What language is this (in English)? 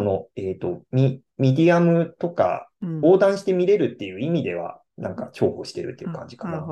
Japanese